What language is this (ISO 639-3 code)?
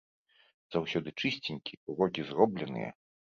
bel